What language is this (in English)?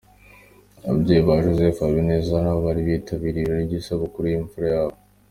Kinyarwanda